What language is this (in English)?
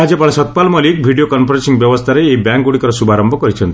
Odia